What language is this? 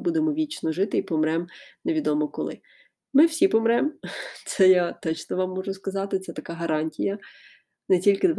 Ukrainian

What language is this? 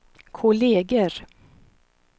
Swedish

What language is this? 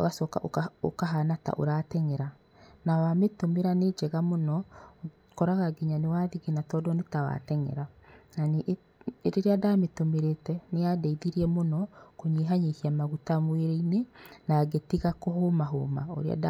Kikuyu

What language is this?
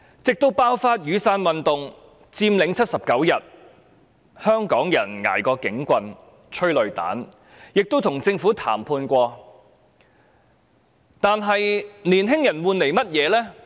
Cantonese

